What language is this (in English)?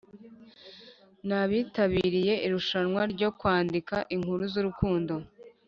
Kinyarwanda